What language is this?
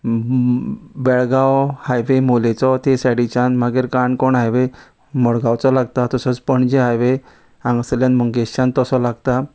Konkani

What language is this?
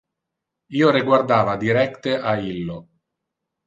Interlingua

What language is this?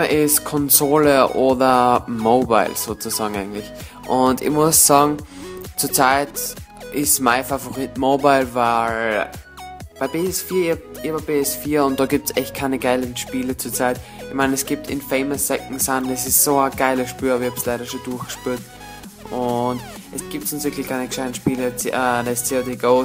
German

